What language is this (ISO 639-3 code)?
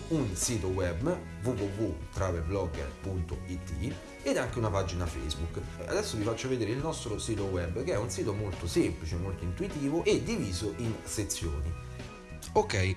ita